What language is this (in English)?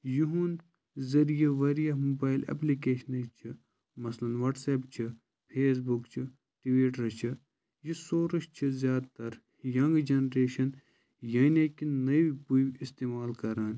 Kashmiri